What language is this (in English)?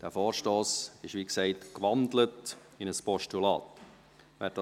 Swiss German